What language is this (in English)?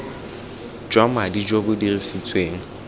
Tswana